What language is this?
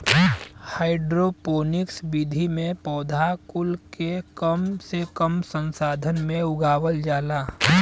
Bhojpuri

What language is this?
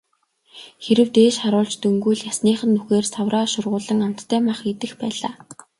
Mongolian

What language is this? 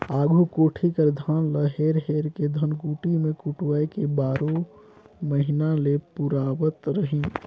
Chhattisgarhi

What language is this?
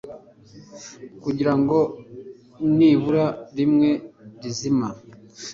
Kinyarwanda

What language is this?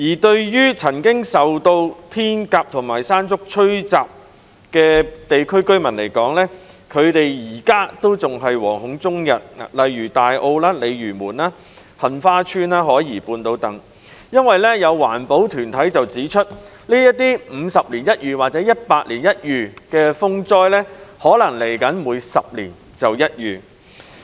Cantonese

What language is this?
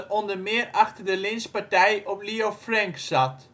Dutch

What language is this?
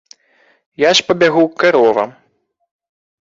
Belarusian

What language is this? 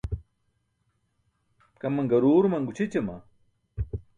Burushaski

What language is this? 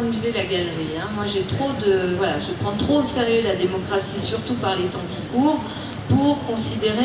French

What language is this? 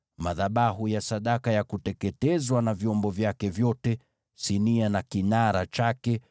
Swahili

